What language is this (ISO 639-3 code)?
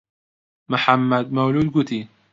ckb